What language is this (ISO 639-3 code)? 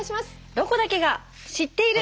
jpn